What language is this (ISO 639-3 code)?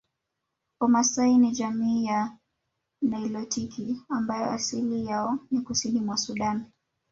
swa